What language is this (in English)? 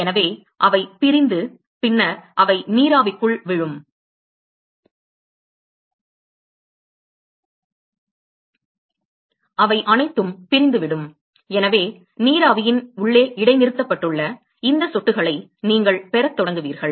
Tamil